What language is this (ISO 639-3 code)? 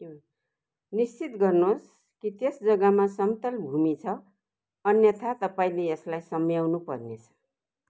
nep